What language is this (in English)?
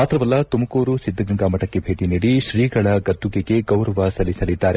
Kannada